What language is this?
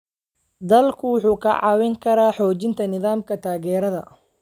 Somali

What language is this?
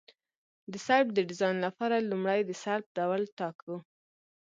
Pashto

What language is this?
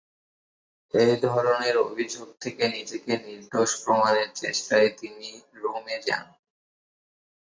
Bangla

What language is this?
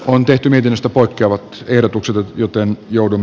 Finnish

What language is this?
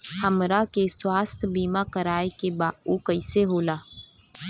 Bhojpuri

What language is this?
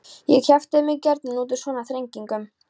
Icelandic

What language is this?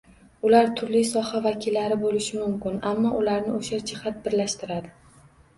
Uzbek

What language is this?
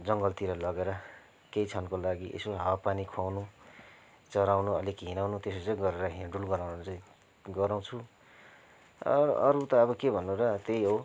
Nepali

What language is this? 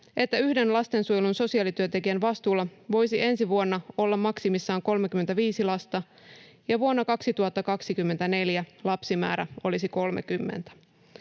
Finnish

